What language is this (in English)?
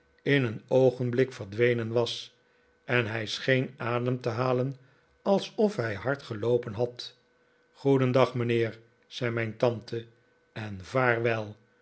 Dutch